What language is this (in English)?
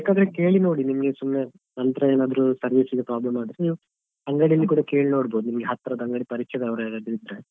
Kannada